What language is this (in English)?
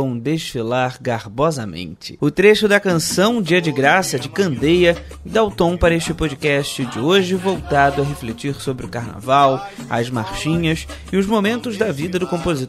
Portuguese